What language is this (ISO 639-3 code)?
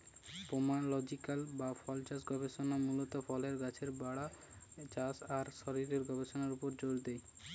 ben